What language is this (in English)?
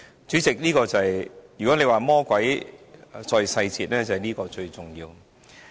Cantonese